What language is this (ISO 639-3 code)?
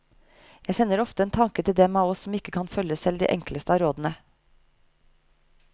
nor